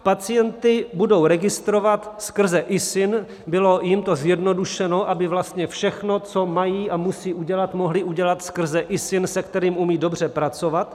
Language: Czech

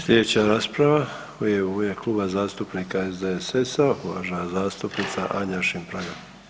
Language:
Croatian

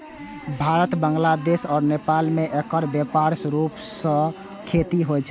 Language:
Maithili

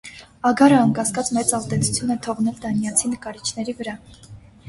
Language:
Armenian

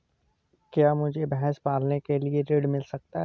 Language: Hindi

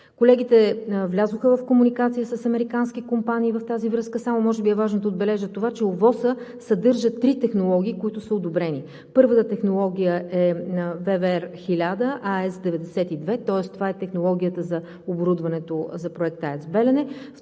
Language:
Bulgarian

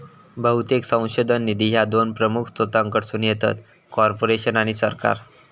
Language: Marathi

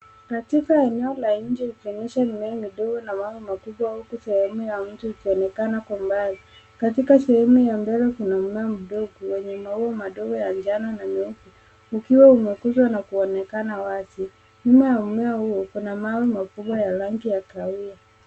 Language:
Swahili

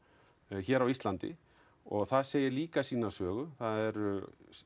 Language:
Icelandic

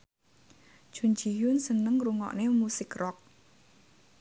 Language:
Javanese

